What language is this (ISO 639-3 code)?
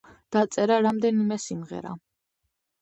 kat